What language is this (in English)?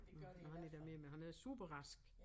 Danish